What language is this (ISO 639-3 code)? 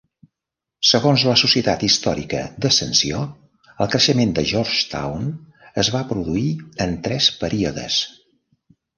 cat